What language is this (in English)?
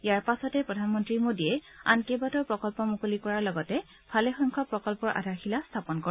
Assamese